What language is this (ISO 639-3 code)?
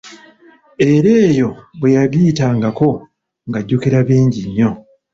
lug